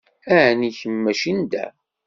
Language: Kabyle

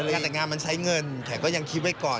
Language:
Thai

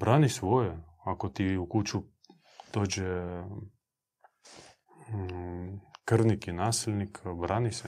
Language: Croatian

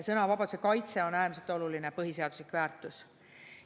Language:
Estonian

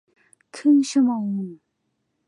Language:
Thai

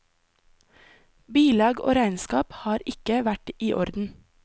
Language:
Norwegian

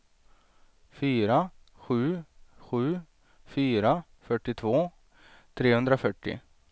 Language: Swedish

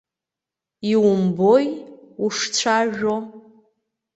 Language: Abkhazian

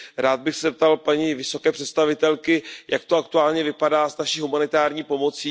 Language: Czech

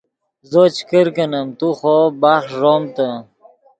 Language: Yidgha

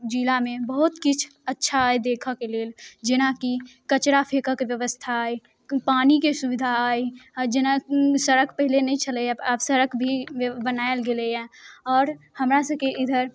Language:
Maithili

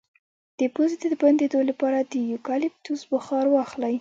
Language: Pashto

